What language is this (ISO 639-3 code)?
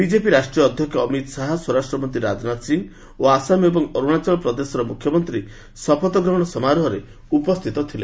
ori